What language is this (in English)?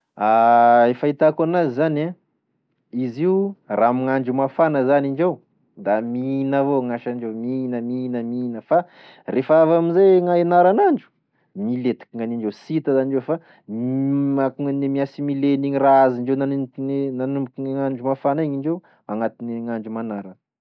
Tesaka Malagasy